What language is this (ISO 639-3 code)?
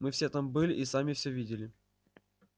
rus